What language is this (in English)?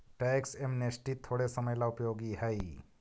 Magahi